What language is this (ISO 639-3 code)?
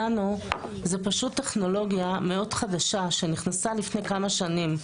heb